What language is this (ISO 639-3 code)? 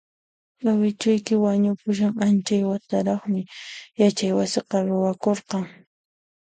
qxp